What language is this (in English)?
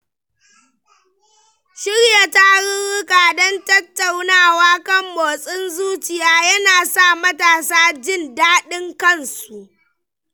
Hausa